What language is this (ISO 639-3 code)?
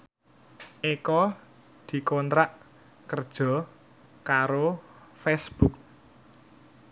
jav